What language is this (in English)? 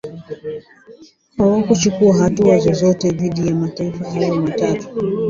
Swahili